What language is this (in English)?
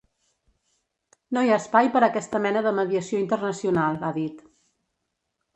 Catalan